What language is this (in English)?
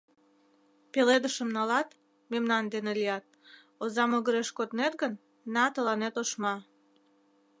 Mari